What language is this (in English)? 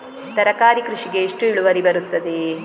Kannada